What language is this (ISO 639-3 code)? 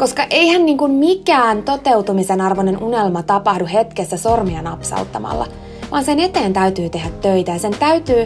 fin